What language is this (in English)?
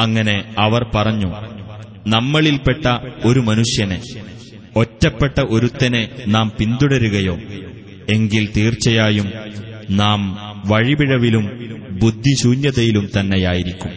Malayalam